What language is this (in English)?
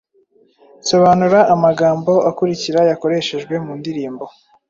Kinyarwanda